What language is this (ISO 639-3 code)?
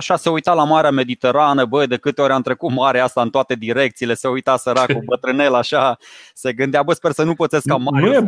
ron